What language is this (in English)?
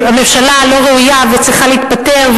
Hebrew